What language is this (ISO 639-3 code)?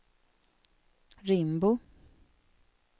swe